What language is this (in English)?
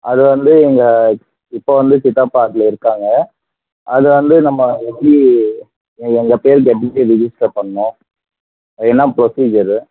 Tamil